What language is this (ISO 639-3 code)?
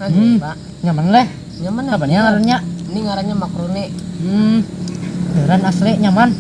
ind